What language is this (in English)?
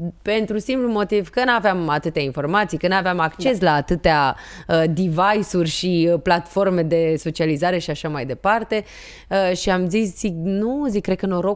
Romanian